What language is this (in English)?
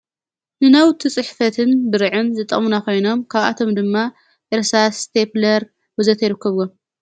Tigrinya